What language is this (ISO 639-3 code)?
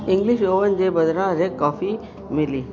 snd